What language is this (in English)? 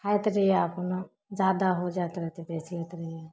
Maithili